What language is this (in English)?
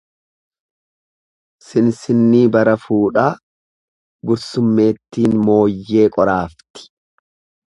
Oromo